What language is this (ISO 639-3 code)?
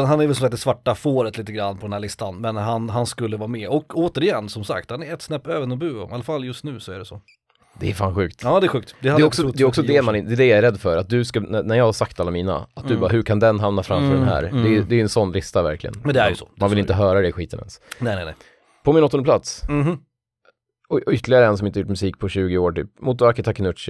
swe